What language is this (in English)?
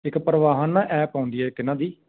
Punjabi